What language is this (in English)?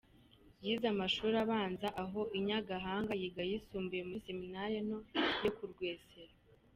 Kinyarwanda